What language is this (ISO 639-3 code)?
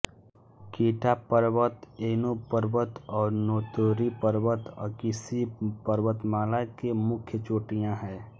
hin